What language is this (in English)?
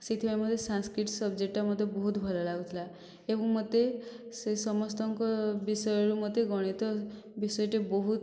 Odia